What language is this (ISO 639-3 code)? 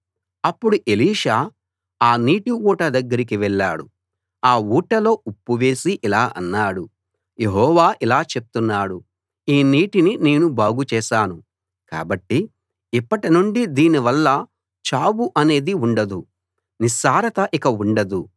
tel